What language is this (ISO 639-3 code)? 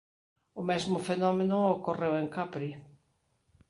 glg